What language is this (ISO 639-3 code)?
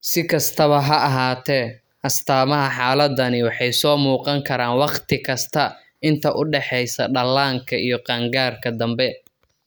som